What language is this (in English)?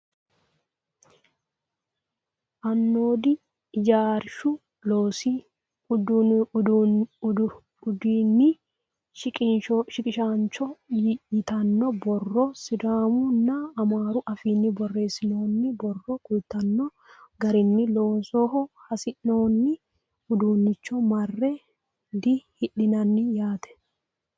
Sidamo